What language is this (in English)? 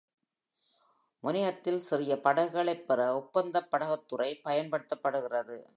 Tamil